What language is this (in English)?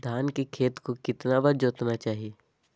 Magahi